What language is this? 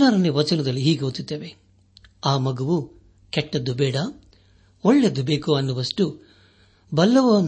Kannada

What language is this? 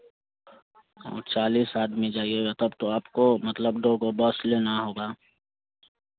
Hindi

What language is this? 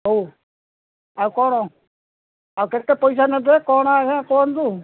Odia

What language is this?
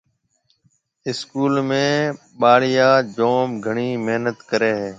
Marwari (Pakistan)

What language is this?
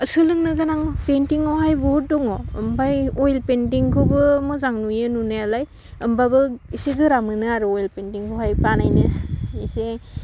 Bodo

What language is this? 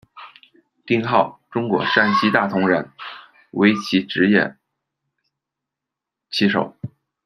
Chinese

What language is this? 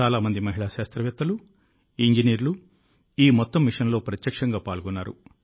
Telugu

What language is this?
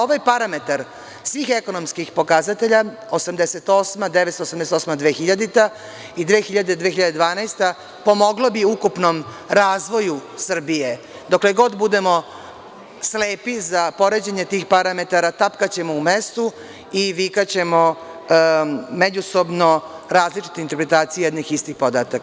Serbian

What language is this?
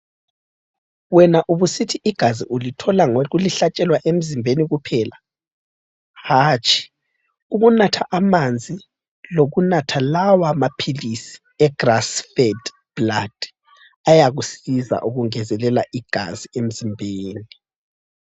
North Ndebele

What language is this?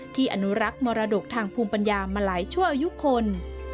Thai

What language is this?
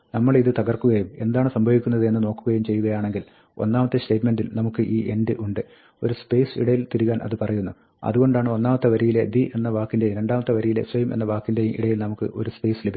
Malayalam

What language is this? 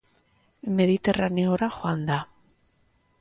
Basque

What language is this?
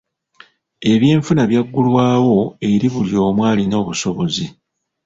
Ganda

